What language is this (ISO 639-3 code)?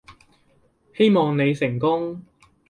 yue